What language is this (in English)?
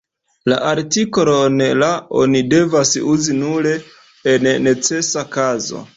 Esperanto